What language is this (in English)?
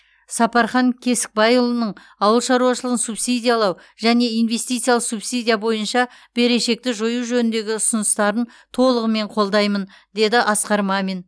Kazakh